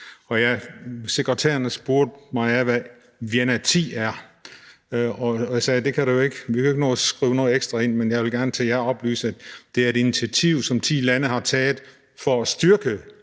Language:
Danish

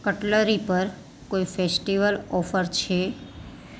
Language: Gujarati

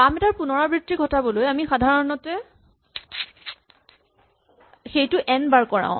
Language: Assamese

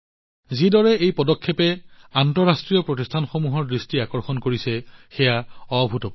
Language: Assamese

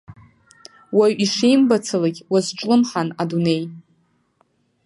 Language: Abkhazian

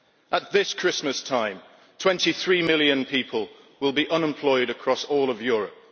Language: English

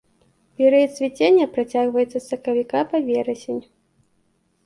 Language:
Belarusian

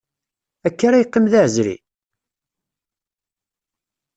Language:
Kabyle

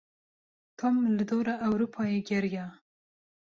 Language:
Kurdish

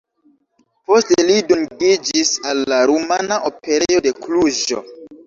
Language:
Esperanto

